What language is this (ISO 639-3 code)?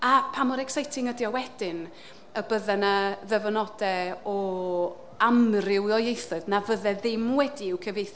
cym